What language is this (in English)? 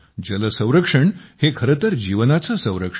Marathi